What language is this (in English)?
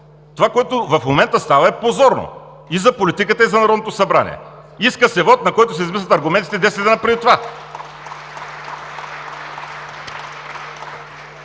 Bulgarian